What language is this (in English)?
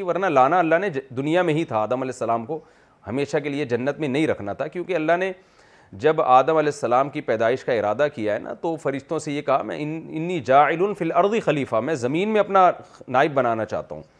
Urdu